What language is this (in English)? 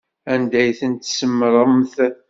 Kabyle